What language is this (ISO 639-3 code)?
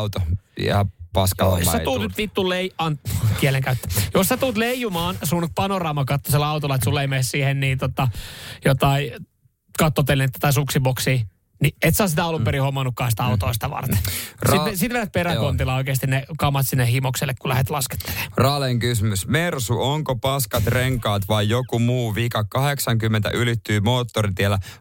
fin